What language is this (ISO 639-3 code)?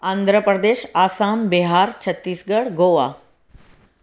snd